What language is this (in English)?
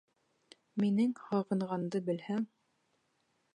Bashkir